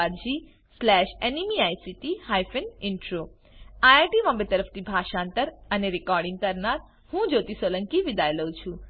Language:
Gujarati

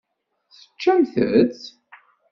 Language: Kabyle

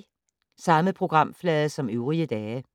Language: Danish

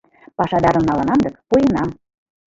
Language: Mari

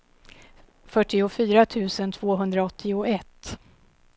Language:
Swedish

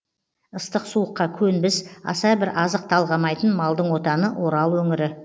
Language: Kazakh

